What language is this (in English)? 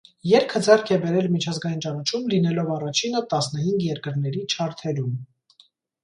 Armenian